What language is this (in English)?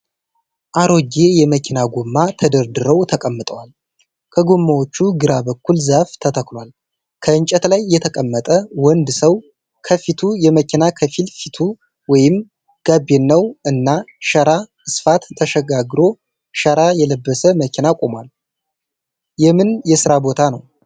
Amharic